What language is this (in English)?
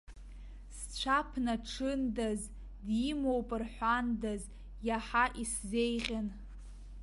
Abkhazian